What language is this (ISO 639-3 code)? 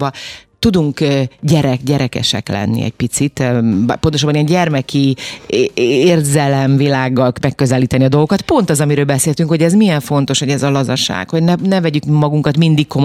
hun